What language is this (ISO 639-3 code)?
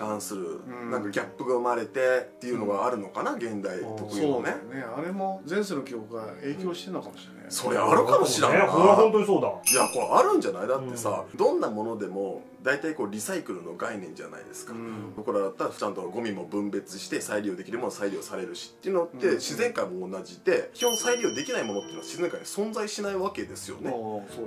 jpn